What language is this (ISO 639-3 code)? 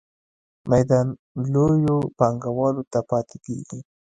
pus